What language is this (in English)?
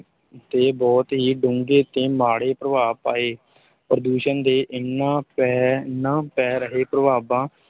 Punjabi